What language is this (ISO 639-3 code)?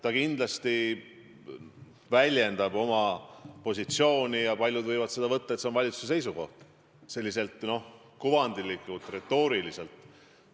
est